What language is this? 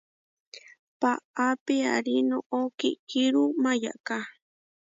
Huarijio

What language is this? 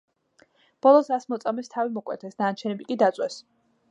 Georgian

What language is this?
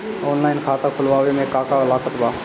Bhojpuri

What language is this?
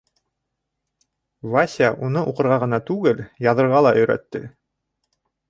Bashkir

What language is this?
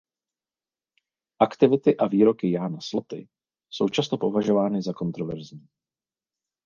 Czech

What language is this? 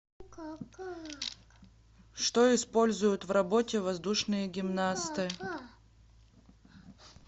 Russian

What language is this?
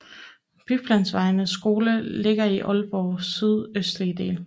Danish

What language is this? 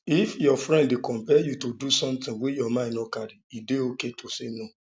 Nigerian Pidgin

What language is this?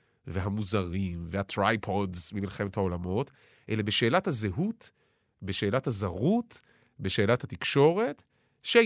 Hebrew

